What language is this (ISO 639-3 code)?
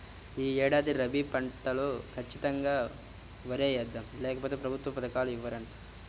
tel